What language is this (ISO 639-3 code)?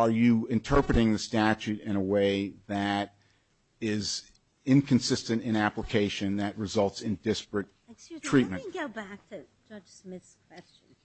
eng